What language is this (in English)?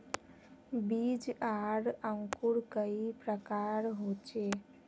Magahi